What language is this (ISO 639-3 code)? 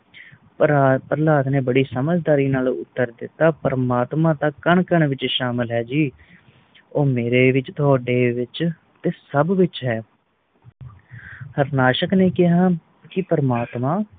pan